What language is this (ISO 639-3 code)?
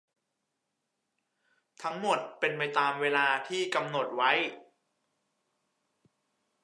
tha